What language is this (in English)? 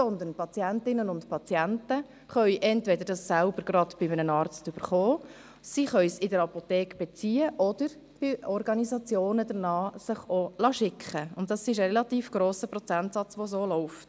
Swiss German